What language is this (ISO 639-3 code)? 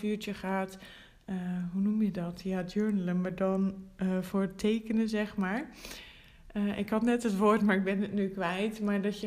nld